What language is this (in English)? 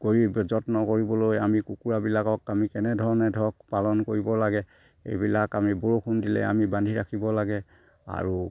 Assamese